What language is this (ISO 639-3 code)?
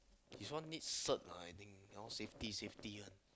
eng